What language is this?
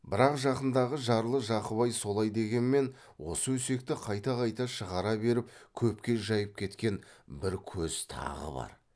Kazakh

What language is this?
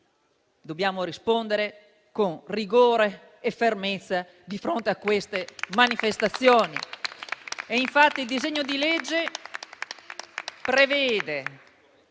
Italian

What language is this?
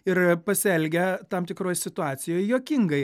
Lithuanian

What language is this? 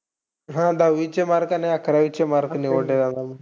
Marathi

